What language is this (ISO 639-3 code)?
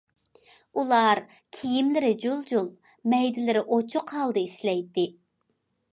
uig